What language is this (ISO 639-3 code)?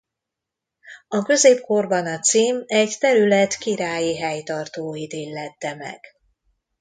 hun